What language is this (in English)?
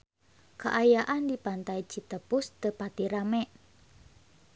Sundanese